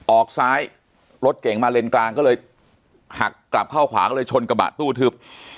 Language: Thai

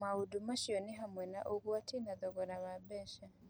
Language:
Kikuyu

